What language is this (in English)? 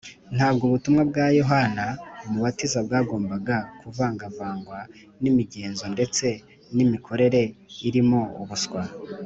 Kinyarwanda